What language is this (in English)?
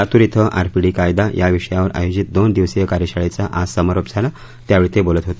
Marathi